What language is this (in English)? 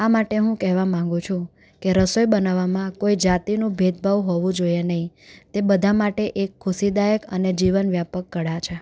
Gujarati